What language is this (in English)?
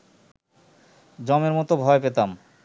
Bangla